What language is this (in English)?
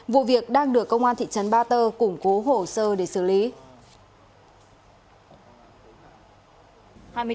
Vietnamese